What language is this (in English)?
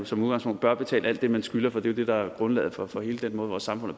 Danish